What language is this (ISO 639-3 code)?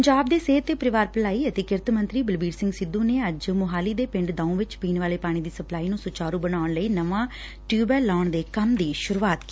pan